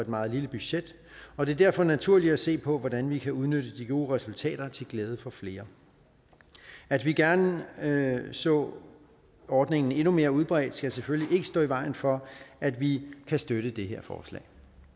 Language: Danish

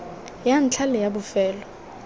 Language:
Tswana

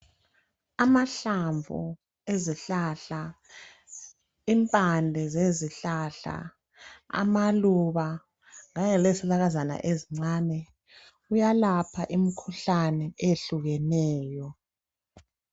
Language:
North Ndebele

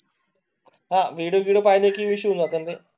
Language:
Marathi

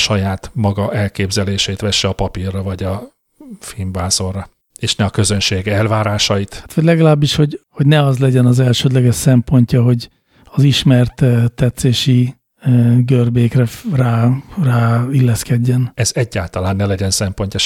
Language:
Hungarian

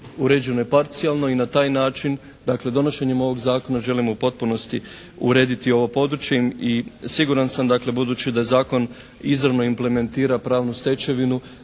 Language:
Croatian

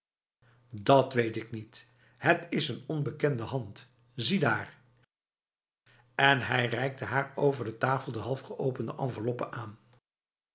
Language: Dutch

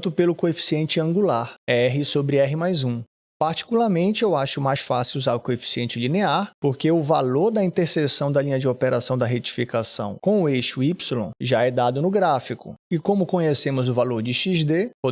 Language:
Portuguese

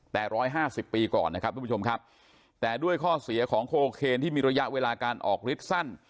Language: Thai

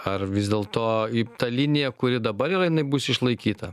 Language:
Lithuanian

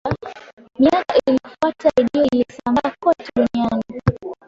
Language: Swahili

